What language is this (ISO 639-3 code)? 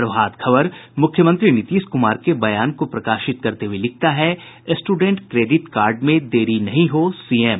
hin